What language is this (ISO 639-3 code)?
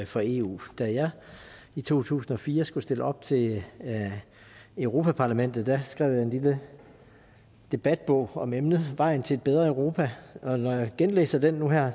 dan